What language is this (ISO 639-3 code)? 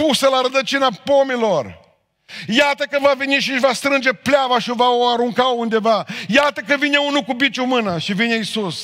ron